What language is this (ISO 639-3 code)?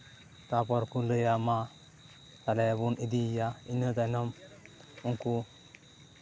sat